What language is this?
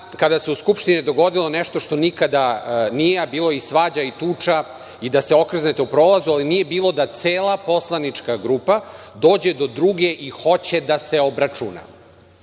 Serbian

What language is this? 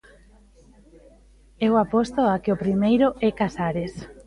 Galician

